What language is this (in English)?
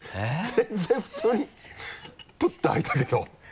Japanese